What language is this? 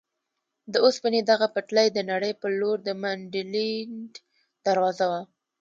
Pashto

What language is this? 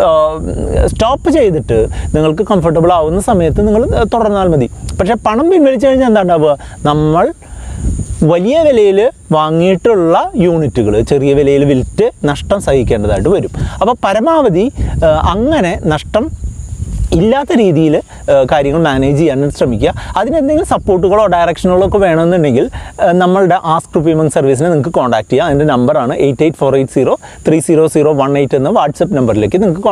Turkish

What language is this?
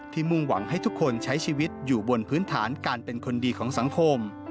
Thai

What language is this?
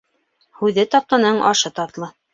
Bashkir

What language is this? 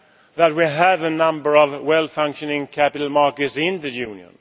English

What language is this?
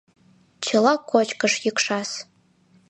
Mari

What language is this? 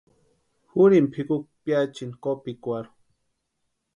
Western Highland Purepecha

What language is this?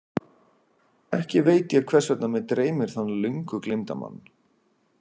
Icelandic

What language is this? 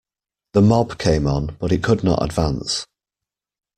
English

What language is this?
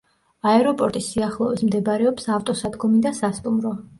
Georgian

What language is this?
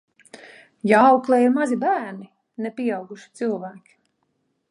Latvian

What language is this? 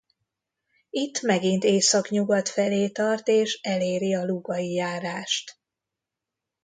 Hungarian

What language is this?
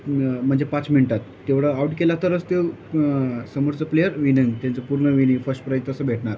Marathi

